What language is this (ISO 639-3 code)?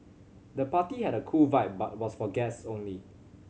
eng